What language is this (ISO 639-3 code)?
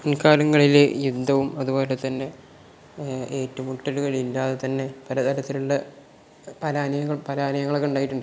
mal